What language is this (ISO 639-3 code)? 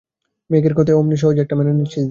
ben